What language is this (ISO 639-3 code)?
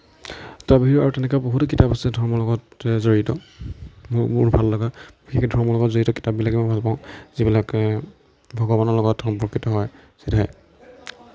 asm